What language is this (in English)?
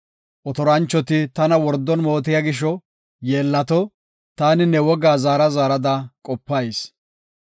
Gofa